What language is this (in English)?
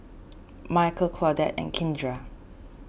English